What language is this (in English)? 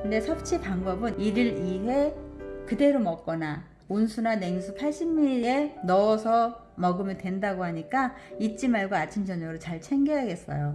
Korean